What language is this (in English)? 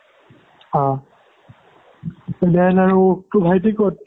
Assamese